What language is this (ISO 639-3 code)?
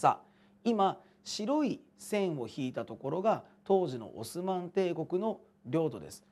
jpn